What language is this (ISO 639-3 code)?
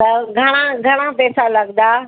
snd